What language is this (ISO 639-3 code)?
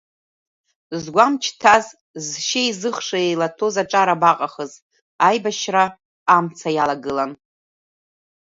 abk